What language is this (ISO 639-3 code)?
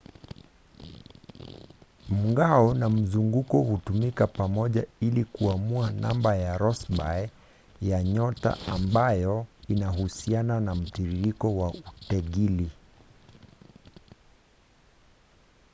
swa